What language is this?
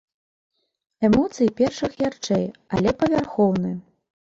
Belarusian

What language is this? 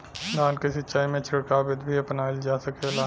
Bhojpuri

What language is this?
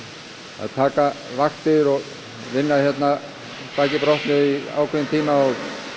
Icelandic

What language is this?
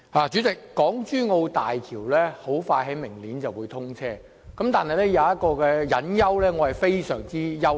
Cantonese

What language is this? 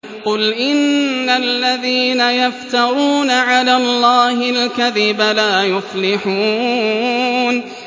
Arabic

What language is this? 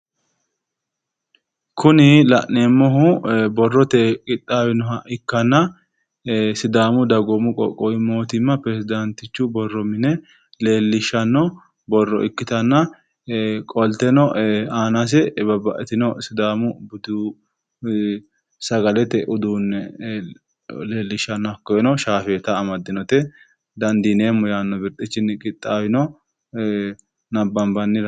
Sidamo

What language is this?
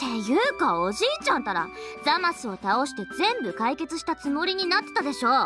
Japanese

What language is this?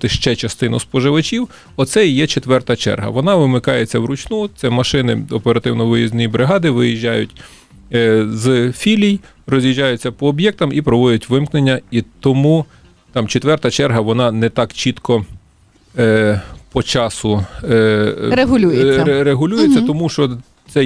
Ukrainian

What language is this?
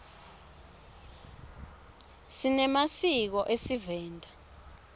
Swati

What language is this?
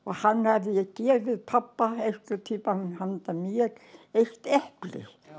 Icelandic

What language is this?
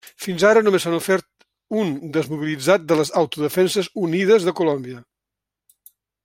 Catalan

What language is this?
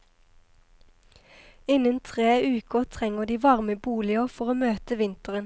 Norwegian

